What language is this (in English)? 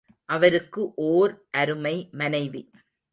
Tamil